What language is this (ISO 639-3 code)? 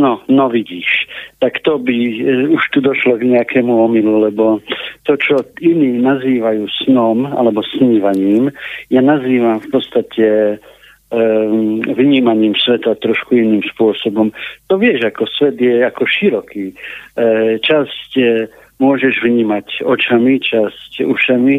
slk